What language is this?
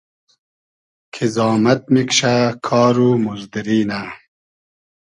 Hazaragi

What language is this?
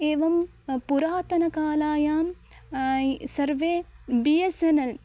Sanskrit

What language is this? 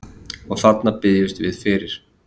Icelandic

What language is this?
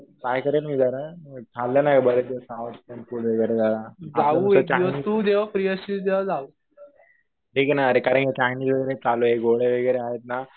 Marathi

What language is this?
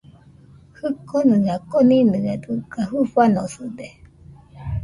Nüpode Huitoto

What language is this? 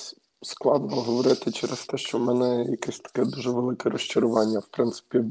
Ukrainian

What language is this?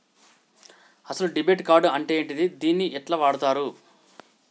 Telugu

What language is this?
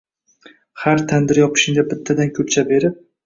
Uzbek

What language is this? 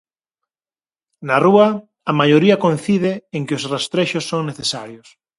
Galician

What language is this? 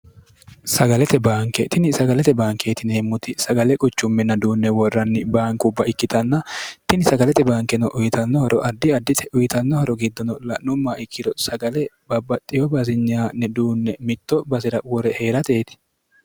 Sidamo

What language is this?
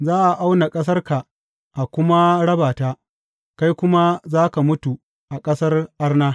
Hausa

